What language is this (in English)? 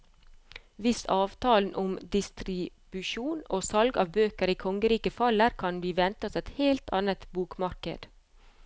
Norwegian